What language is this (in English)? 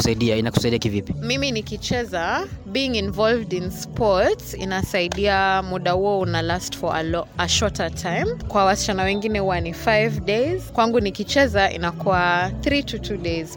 Swahili